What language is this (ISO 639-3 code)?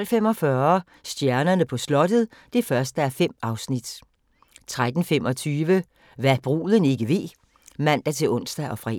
dan